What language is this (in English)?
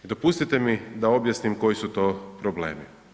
Croatian